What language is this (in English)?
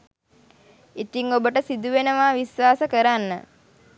Sinhala